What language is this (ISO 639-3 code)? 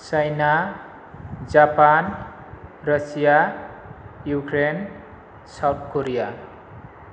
brx